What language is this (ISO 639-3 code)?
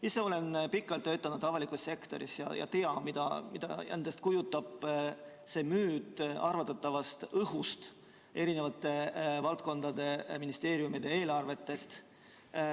est